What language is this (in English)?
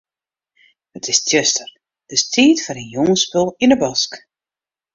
Western Frisian